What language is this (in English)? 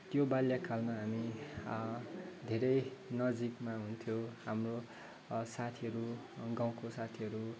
Nepali